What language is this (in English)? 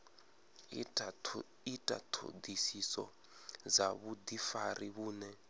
Venda